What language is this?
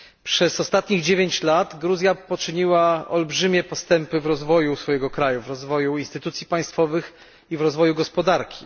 Polish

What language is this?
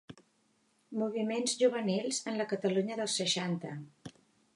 Catalan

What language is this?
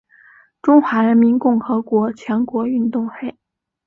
Chinese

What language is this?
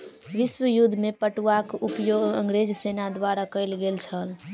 Maithili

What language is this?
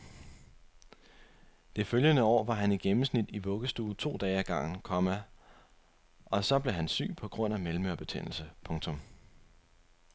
Danish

